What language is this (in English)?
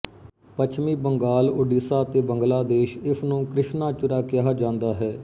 Punjabi